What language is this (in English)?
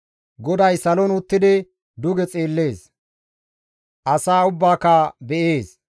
Gamo